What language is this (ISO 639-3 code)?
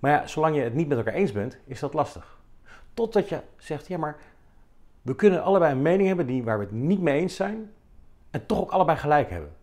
nld